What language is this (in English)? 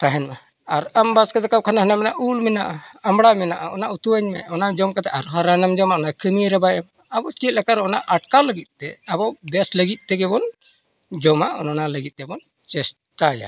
Santali